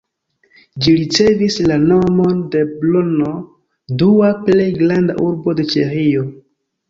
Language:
Esperanto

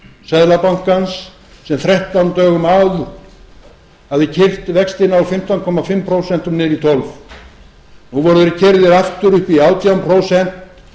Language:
Icelandic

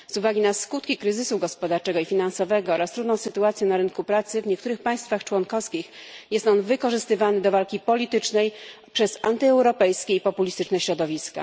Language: Polish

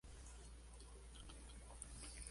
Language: Spanish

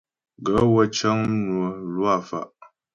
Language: Ghomala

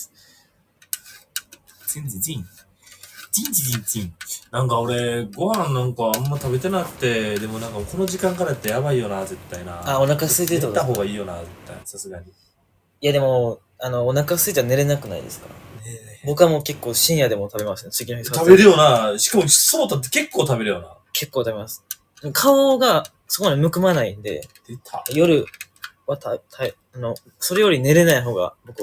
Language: Japanese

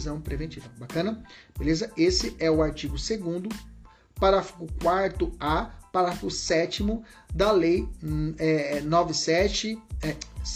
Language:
Portuguese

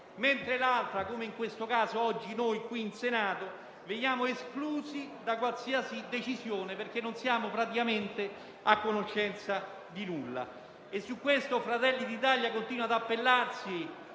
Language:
Italian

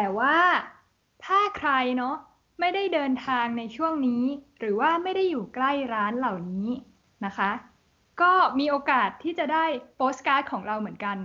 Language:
Thai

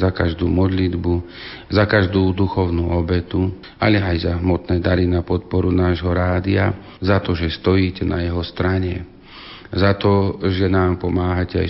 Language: Slovak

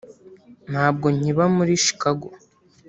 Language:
Kinyarwanda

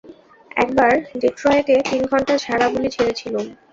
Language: Bangla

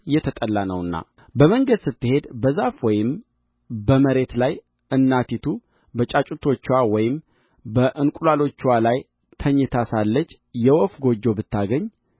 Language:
Amharic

